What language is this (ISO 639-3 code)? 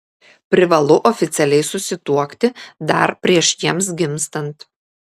lit